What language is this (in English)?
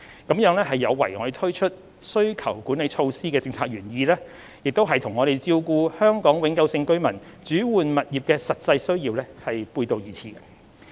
Cantonese